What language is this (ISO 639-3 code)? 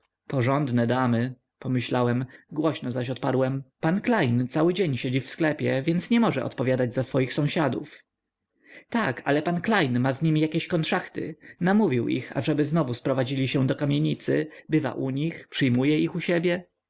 pol